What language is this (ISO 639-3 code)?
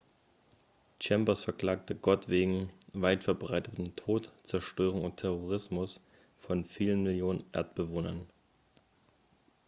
deu